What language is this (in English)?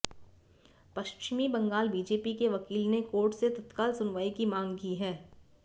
Hindi